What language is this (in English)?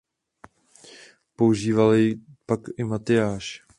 Czech